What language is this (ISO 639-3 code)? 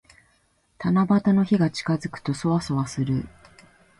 jpn